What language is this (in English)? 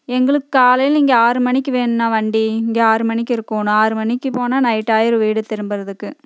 Tamil